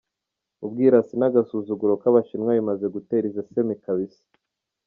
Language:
Kinyarwanda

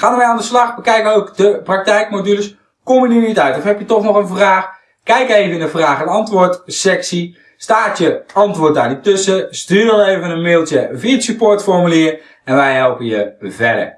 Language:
Dutch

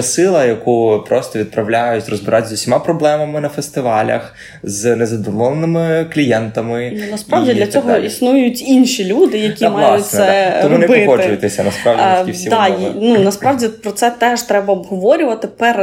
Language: Ukrainian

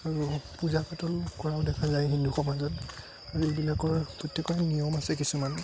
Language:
Assamese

